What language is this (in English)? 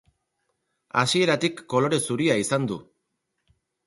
Basque